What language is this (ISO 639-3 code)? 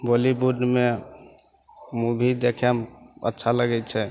mai